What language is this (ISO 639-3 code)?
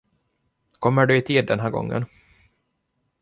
swe